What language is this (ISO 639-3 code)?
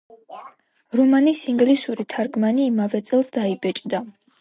kat